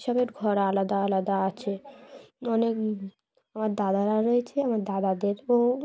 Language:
Bangla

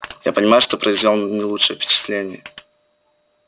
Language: Russian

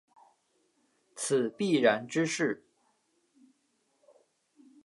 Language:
Chinese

